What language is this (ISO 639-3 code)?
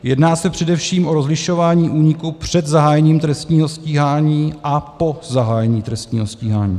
ces